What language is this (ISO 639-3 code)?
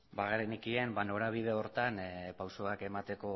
eus